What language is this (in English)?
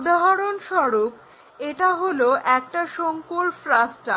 Bangla